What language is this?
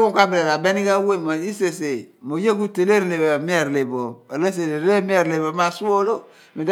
Abua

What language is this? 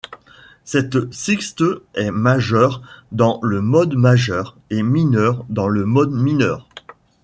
French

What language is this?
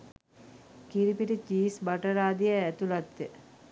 Sinhala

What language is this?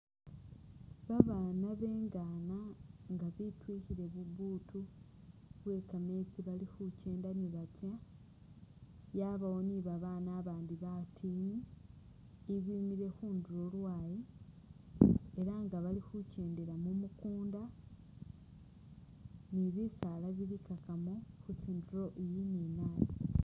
Masaaba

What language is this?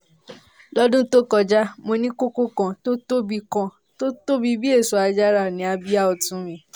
Yoruba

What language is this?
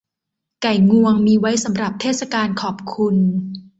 Thai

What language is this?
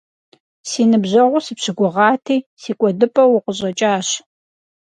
Kabardian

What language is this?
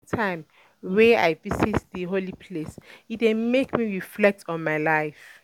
Nigerian Pidgin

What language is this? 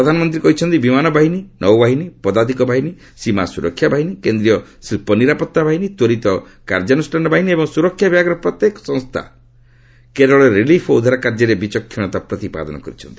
Odia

